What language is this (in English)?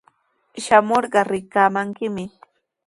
Sihuas Ancash Quechua